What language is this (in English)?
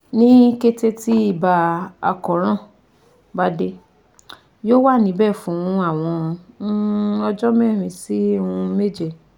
Yoruba